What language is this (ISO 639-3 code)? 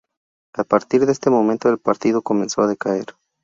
spa